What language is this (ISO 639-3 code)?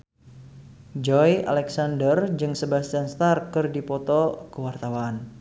sun